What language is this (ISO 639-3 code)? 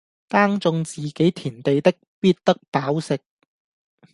yue